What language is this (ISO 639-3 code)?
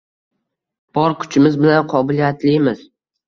uzb